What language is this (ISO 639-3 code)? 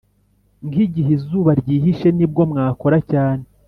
kin